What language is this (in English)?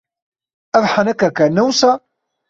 Kurdish